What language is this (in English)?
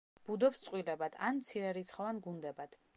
Georgian